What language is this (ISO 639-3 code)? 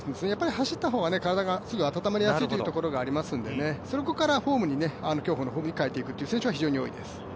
jpn